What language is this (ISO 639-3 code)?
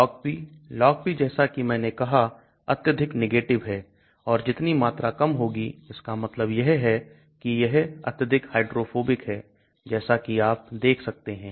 hin